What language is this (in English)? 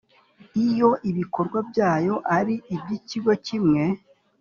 Kinyarwanda